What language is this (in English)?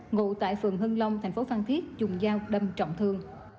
Vietnamese